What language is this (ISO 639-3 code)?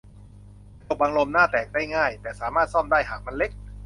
tha